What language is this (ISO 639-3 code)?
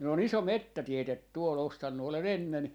fin